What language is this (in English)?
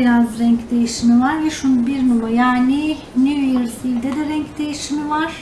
Turkish